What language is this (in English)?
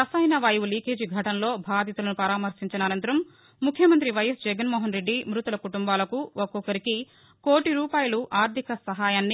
Telugu